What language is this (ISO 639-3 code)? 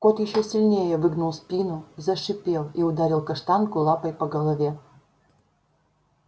rus